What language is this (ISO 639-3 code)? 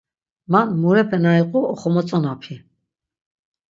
lzz